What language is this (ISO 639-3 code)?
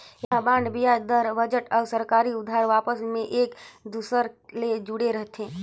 hne